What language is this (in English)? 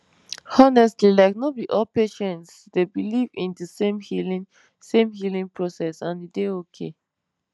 Nigerian Pidgin